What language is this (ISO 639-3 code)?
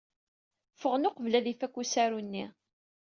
kab